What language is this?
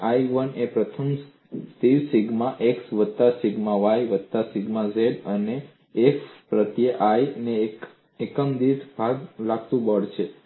Gujarati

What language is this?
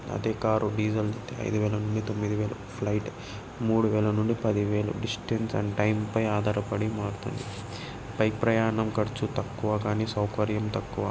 Telugu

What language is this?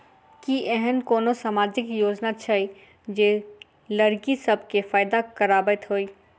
Maithili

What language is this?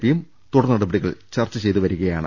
Malayalam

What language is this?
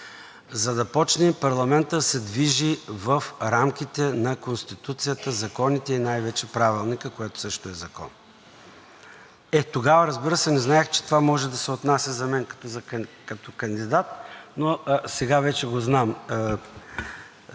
Bulgarian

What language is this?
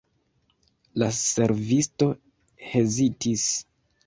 Esperanto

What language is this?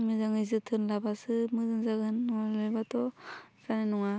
Bodo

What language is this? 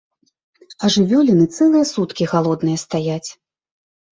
Belarusian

